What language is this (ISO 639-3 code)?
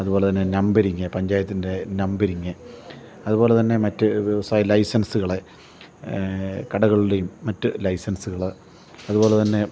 mal